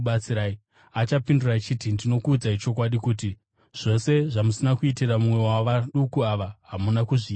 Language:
Shona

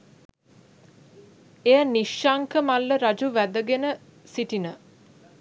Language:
Sinhala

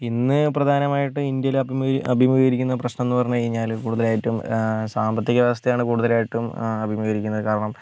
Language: Malayalam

